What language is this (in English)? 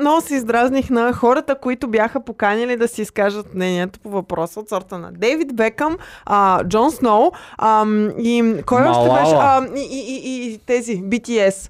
Bulgarian